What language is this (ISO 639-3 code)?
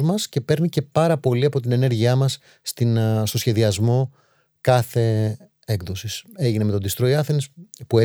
ell